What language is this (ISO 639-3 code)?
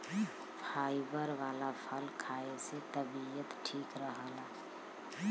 bho